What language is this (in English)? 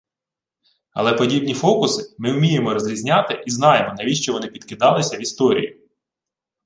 Ukrainian